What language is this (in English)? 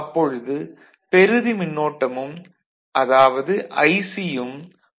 Tamil